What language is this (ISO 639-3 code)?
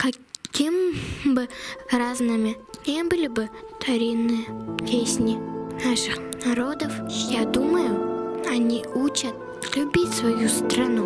rus